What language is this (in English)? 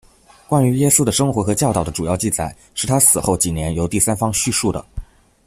Chinese